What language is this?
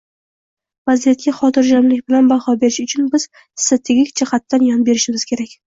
Uzbek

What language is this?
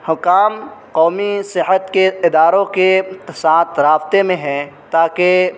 Urdu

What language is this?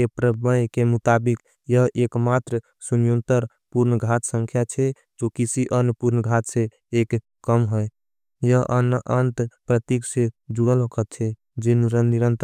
Angika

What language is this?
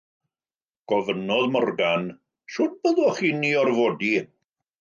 Welsh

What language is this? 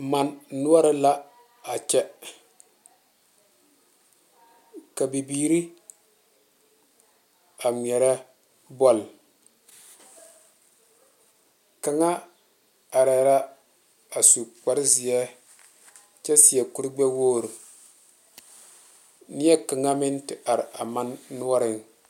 Southern Dagaare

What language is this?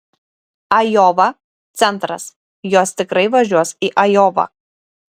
Lithuanian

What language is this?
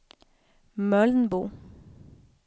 Swedish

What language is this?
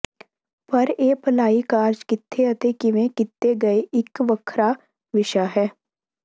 Punjabi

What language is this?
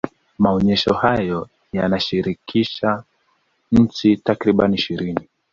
Swahili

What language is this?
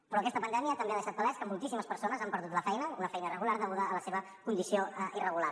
Catalan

